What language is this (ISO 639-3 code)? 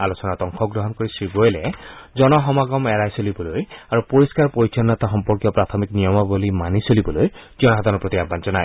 asm